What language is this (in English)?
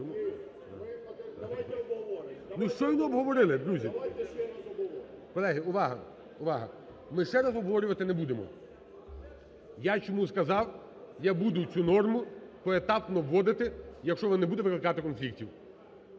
Ukrainian